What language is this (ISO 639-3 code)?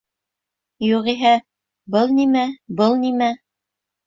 bak